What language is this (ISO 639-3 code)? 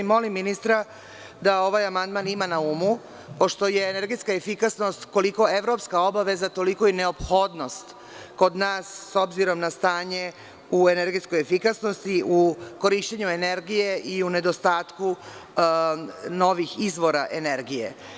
srp